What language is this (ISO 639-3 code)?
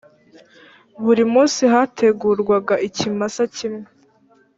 kin